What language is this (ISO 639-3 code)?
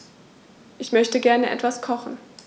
deu